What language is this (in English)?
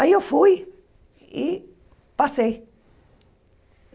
Portuguese